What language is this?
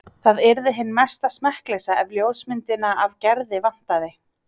Icelandic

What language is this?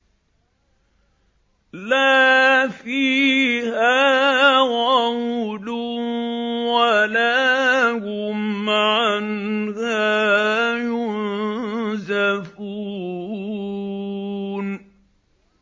Arabic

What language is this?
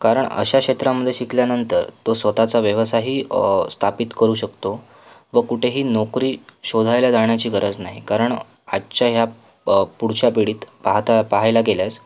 Marathi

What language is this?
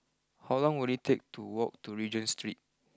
English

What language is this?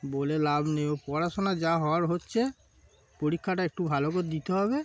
Bangla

